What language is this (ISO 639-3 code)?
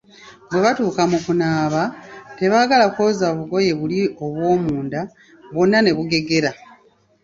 lug